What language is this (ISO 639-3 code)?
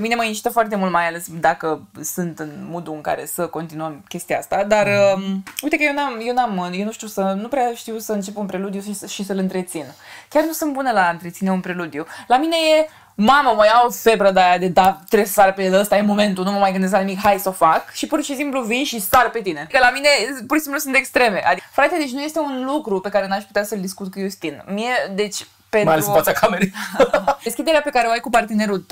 ron